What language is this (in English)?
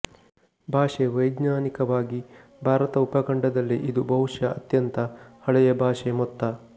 Kannada